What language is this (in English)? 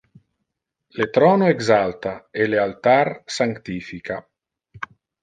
Interlingua